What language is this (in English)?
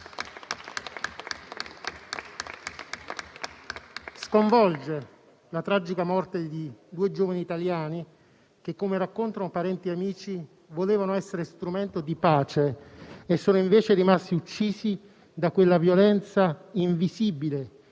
Italian